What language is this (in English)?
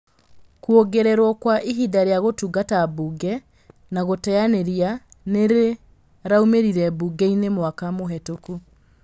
Kikuyu